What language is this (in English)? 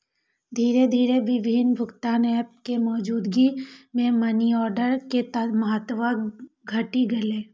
Maithili